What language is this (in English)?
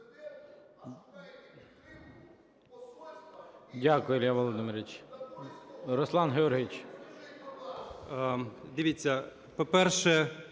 Ukrainian